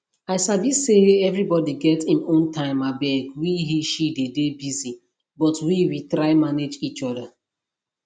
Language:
Nigerian Pidgin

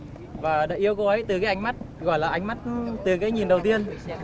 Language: Vietnamese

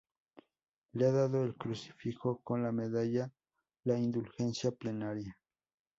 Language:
Spanish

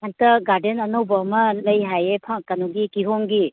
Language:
Manipuri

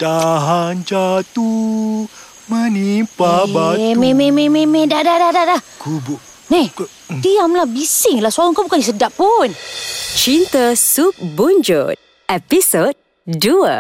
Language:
Malay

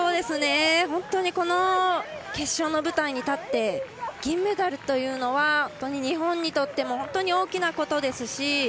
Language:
Japanese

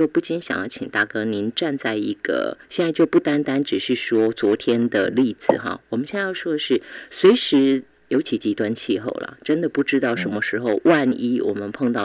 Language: Chinese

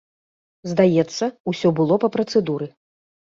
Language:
Belarusian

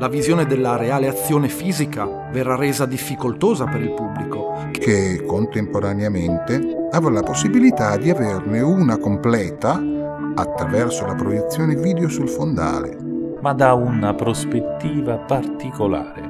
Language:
Italian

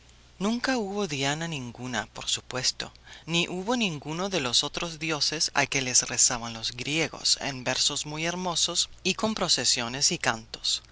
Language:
Spanish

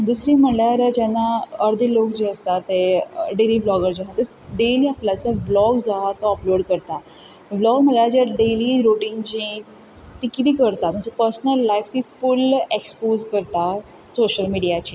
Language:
Konkani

